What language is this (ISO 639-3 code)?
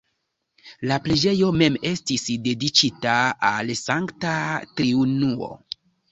epo